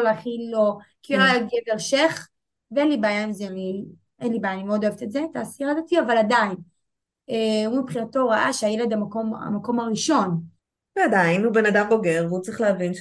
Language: Hebrew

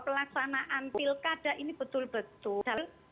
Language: Indonesian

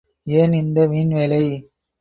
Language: Tamil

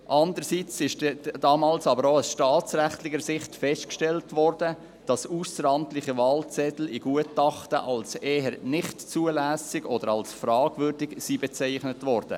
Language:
Swiss German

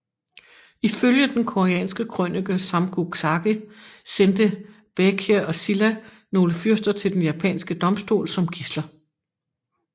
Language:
Danish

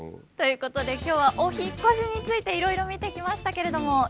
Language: Japanese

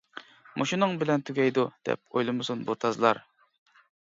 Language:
Uyghur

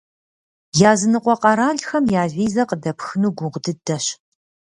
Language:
Kabardian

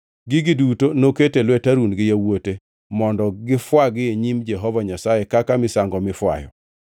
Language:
Luo (Kenya and Tanzania)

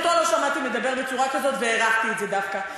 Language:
Hebrew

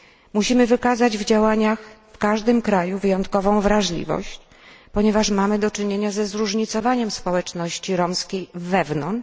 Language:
Polish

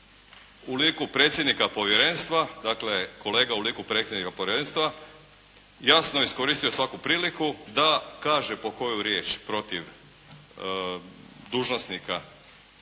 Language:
Croatian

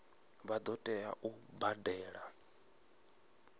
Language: Venda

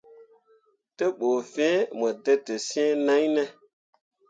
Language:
Mundang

